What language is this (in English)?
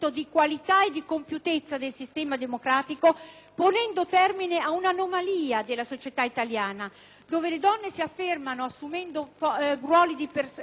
Italian